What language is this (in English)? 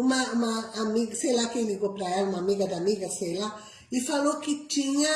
Portuguese